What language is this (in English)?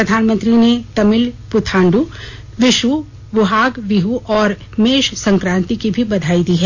Hindi